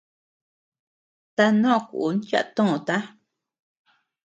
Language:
Tepeuxila Cuicatec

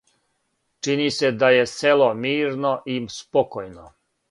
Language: Serbian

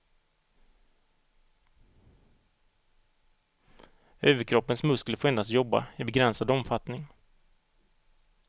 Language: Swedish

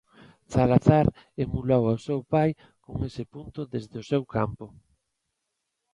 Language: Galician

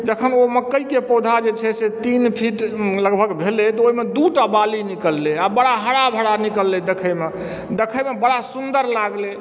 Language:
Maithili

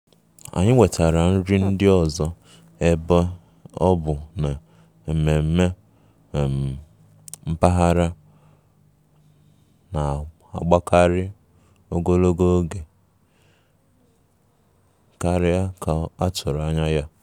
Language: Igbo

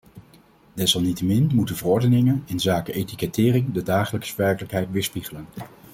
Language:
Dutch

